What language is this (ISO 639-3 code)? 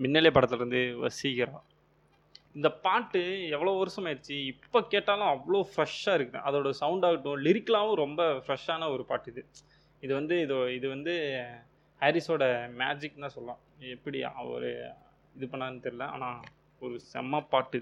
tam